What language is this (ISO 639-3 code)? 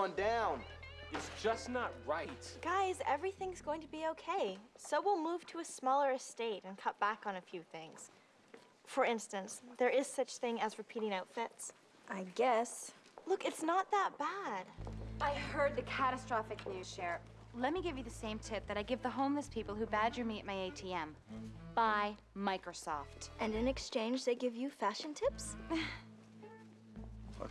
eng